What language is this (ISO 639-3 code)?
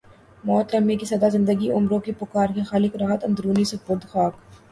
urd